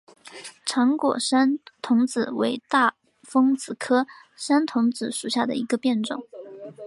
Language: Chinese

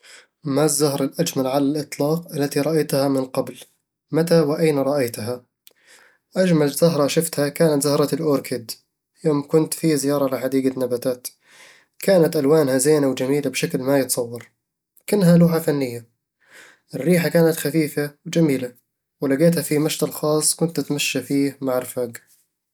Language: Eastern Egyptian Bedawi Arabic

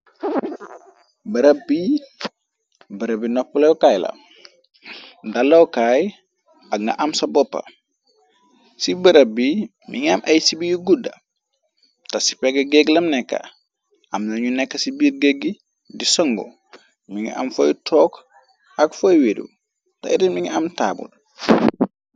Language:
Wolof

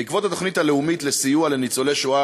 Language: Hebrew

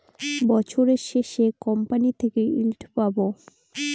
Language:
Bangla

